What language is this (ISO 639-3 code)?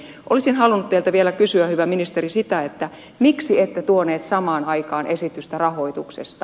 fin